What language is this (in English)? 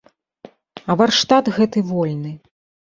Belarusian